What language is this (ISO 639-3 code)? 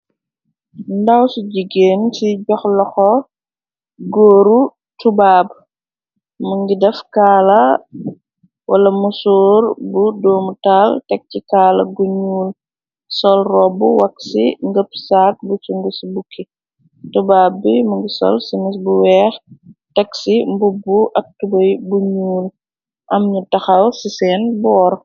wol